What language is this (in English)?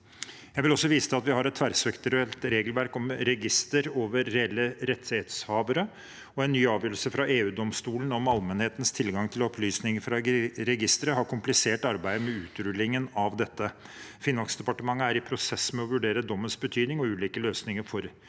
Norwegian